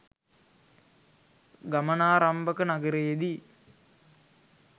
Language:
Sinhala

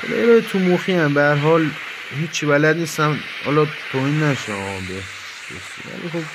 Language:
Persian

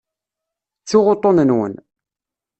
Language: Kabyle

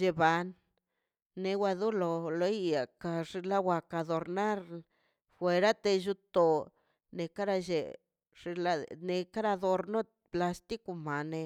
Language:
Mazaltepec Zapotec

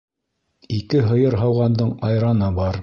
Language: Bashkir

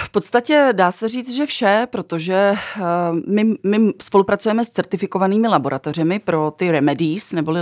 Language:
Czech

